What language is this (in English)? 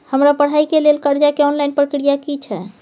Maithili